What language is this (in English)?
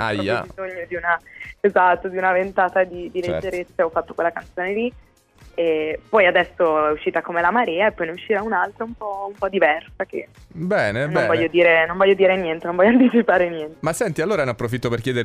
Italian